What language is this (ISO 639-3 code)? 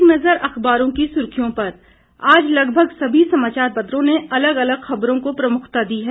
hin